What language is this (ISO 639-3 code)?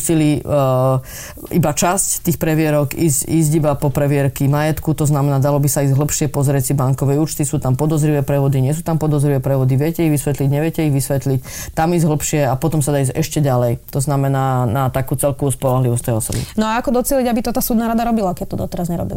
slk